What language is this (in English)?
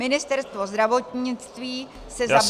Czech